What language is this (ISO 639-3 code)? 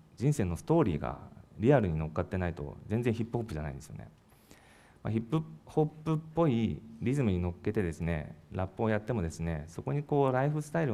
jpn